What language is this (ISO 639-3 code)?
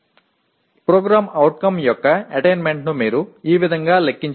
tel